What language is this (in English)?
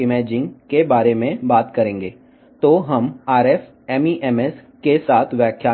Telugu